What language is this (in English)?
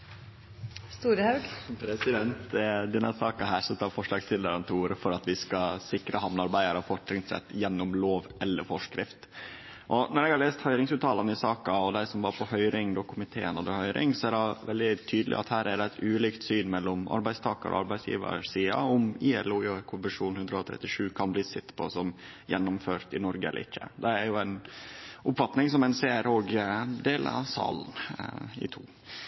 Norwegian Nynorsk